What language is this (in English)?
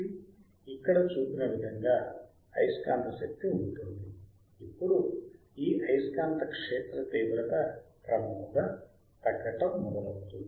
Telugu